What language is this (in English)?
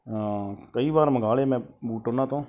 Punjabi